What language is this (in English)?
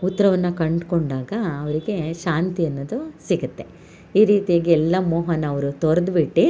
Kannada